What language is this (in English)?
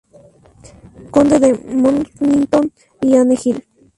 Spanish